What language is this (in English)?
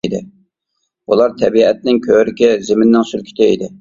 Uyghur